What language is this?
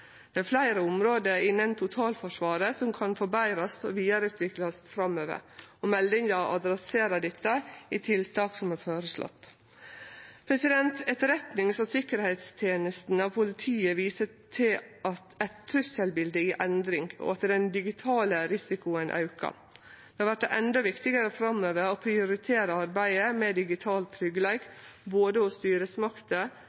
Norwegian Nynorsk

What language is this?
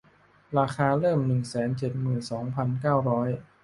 Thai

